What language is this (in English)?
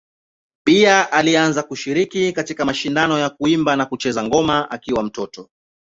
Swahili